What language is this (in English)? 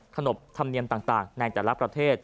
Thai